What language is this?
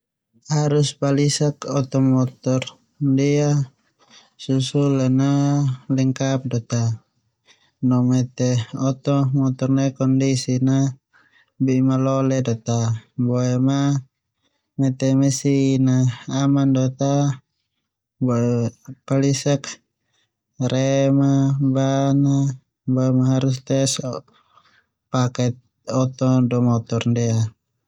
Termanu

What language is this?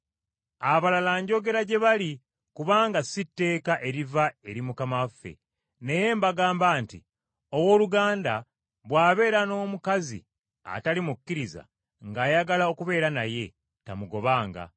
Ganda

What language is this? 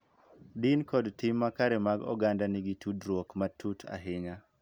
Luo (Kenya and Tanzania)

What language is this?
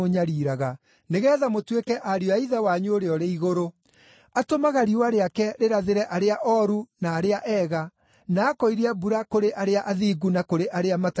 Kikuyu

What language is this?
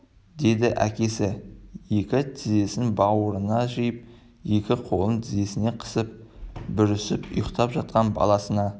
Kazakh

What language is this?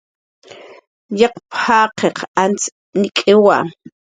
Jaqaru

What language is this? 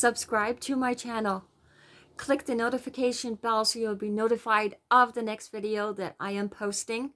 English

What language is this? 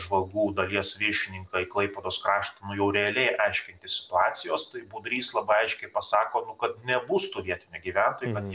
Lithuanian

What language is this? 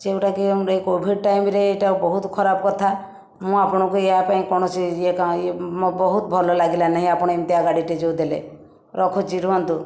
Odia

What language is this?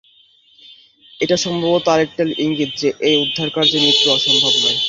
Bangla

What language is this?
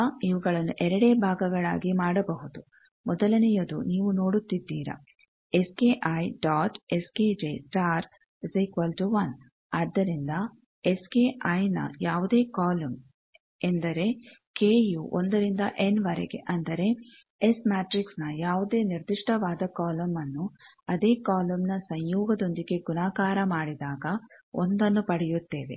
Kannada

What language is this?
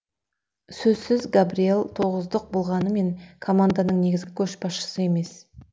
Kazakh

